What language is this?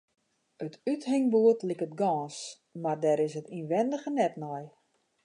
Western Frisian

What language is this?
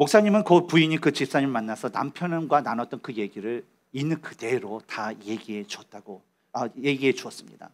Korean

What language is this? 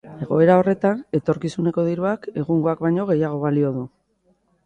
Basque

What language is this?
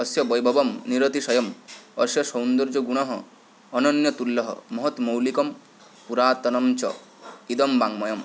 Sanskrit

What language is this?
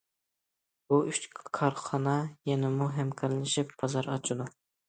Uyghur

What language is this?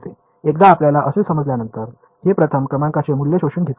Marathi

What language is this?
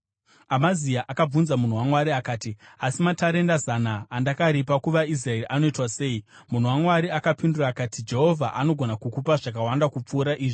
Shona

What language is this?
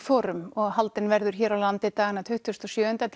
Icelandic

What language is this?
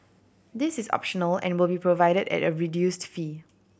English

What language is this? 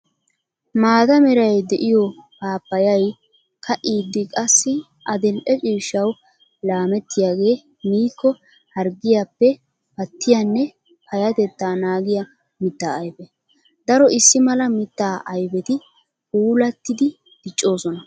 Wolaytta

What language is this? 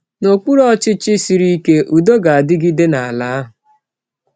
Igbo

